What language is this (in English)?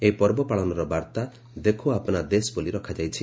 Odia